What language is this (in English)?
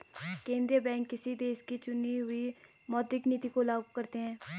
Hindi